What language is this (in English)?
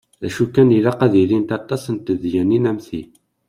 Kabyle